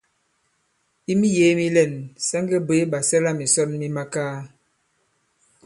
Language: Bankon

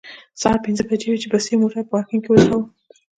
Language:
Pashto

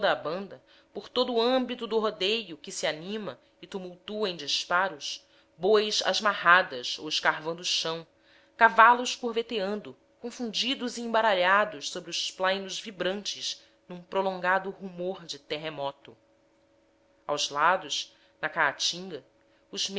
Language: Portuguese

